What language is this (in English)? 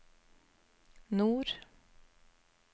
Norwegian